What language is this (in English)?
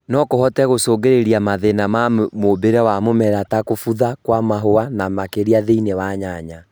Kikuyu